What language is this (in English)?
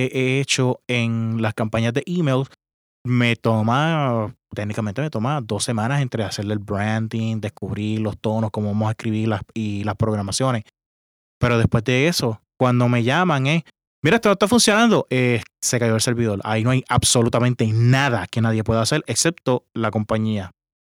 Spanish